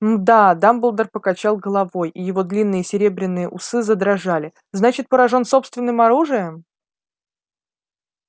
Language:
Russian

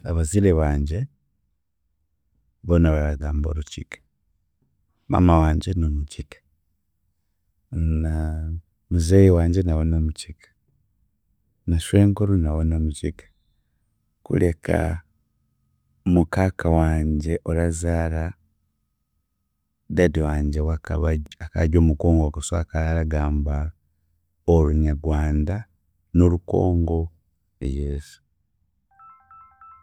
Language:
Chiga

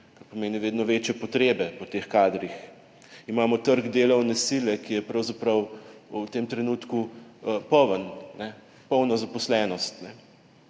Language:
Slovenian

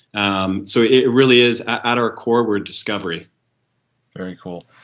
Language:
English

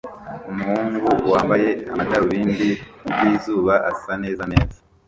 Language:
Kinyarwanda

